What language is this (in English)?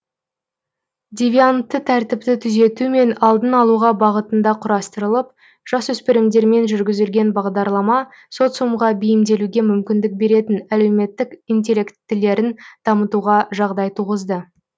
Kazakh